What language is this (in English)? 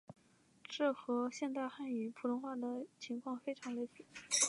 Chinese